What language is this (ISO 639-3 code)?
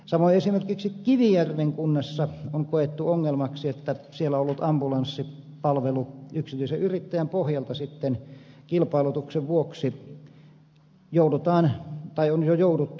fin